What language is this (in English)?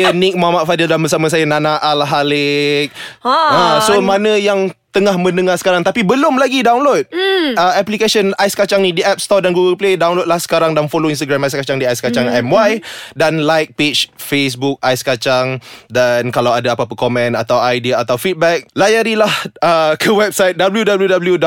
Malay